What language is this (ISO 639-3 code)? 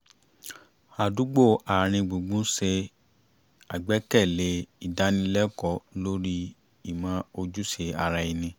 yor